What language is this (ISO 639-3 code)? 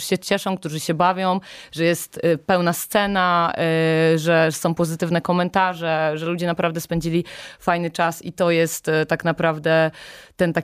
pol